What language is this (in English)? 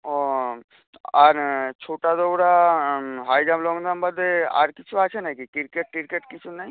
Bangla